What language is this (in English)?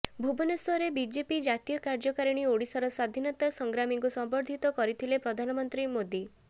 Odia